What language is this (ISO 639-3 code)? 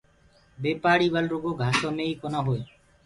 ggg